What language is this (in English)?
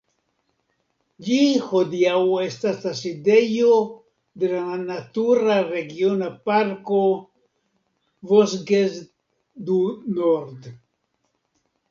Esperanto